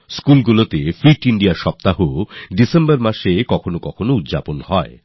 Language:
Bangla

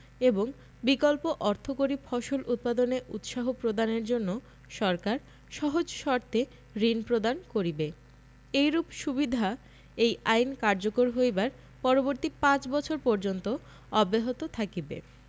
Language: Bangla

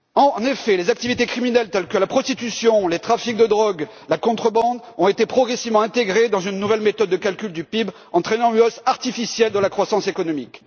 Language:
French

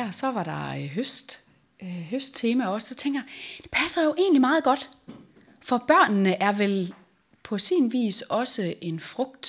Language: Danish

